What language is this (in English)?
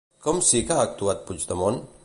Catalan